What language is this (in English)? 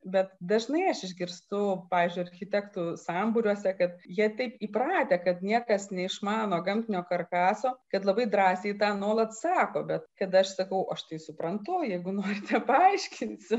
Lithuanian